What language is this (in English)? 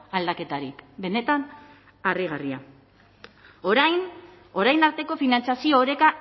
Basque